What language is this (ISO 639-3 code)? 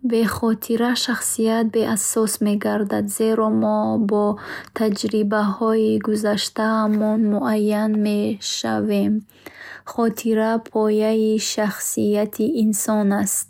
bhh